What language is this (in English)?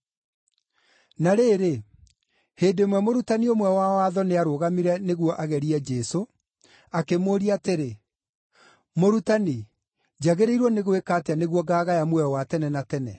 Kikuyu